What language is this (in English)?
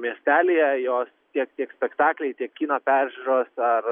Lithuanian